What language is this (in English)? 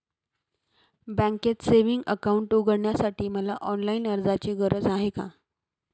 Marathi